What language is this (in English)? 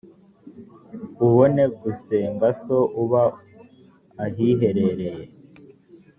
Kinyarwanda